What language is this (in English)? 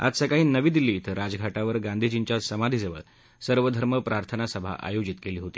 Marathi